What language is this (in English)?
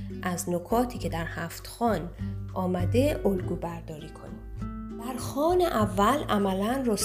Persian